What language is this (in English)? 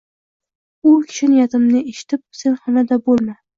Uzbek